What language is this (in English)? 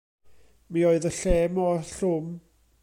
Welsh